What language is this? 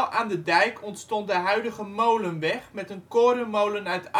Dutch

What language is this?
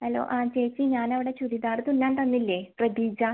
Malayalam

